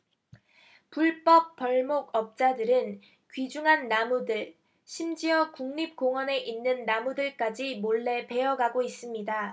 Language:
Korean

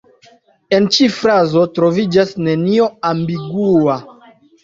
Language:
Esperanto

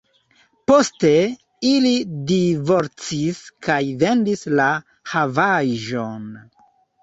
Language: Esperanto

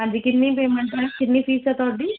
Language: Punjabi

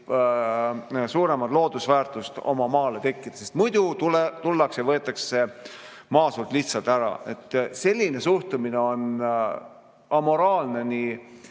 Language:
Estonian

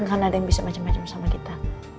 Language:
Indonesian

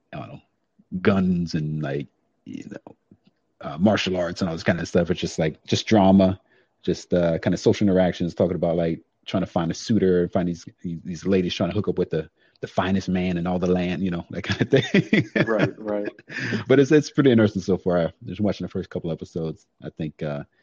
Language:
English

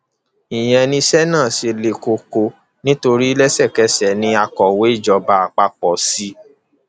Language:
Yoruba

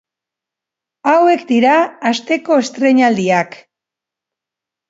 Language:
Basque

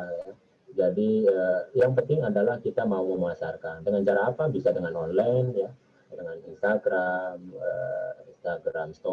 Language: Indonesian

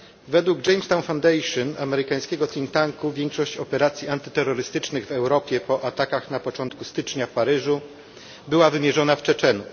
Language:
Polish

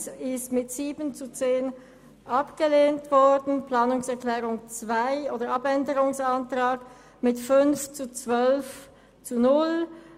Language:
Swiss German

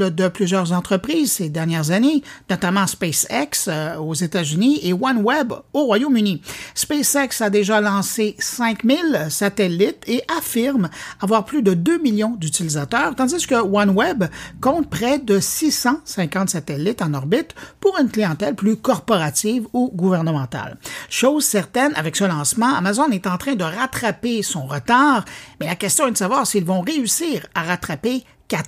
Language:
French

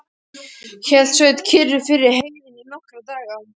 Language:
Icelandic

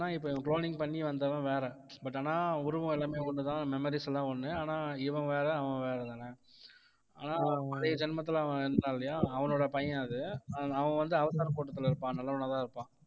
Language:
Tamil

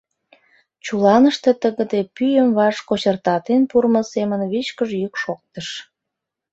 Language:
Mari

